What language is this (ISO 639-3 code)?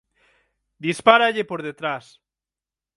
glg